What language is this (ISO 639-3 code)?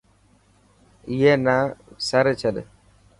mki